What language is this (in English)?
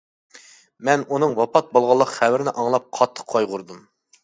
Uyghur